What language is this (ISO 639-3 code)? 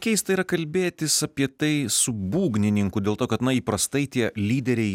lit